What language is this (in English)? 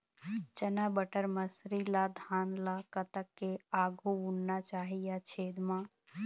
Chhattisgarhi